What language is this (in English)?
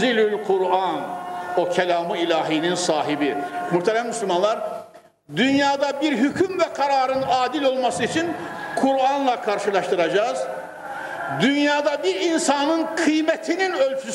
Turkish